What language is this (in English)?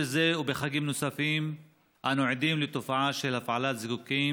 Hebrew